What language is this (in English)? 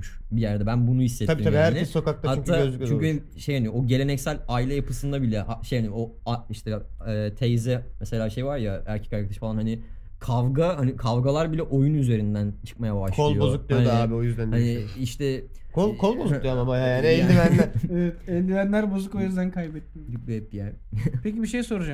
Turkish